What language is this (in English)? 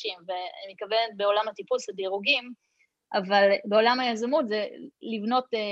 Hebrew